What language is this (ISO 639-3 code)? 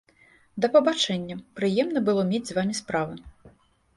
bel